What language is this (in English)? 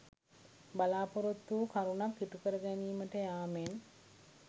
Sinhala